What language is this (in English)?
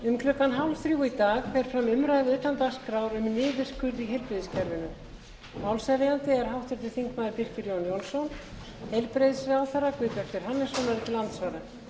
Icelandic